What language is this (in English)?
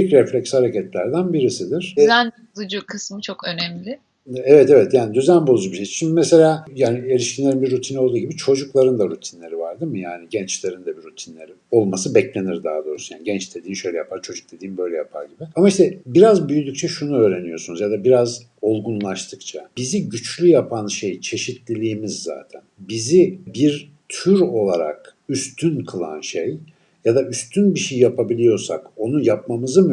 Turkish